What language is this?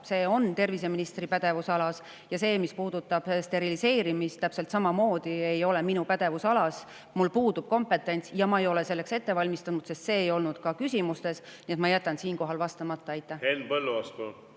Estonian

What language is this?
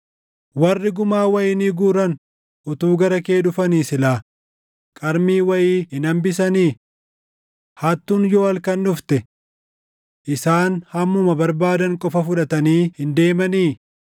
Oromo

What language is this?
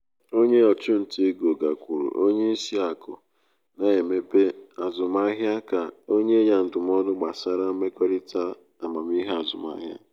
Igbo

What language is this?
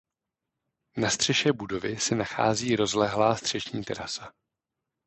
Czech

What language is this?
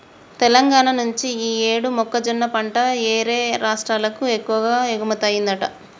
Telugu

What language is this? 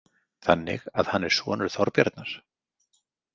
Icelandic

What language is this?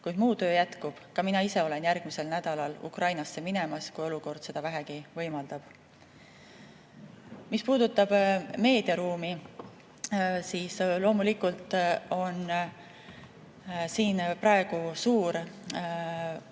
Estonian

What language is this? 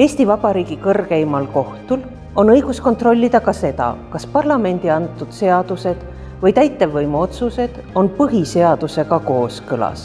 Estonian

